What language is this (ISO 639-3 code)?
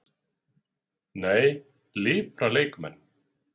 isl